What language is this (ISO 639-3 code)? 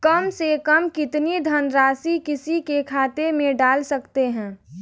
hin